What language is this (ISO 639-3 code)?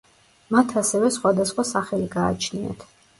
kat